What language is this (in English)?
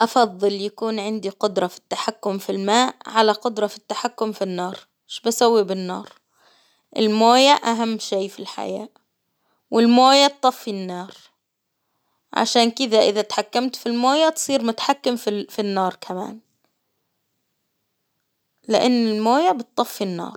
Hijazi Arabic